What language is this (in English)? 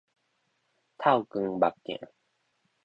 Min Nan Chinese